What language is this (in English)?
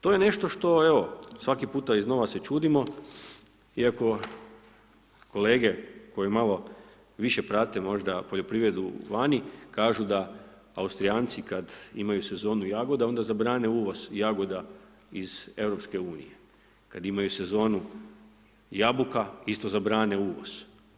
Croatian